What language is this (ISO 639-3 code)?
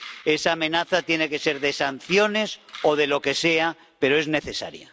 spa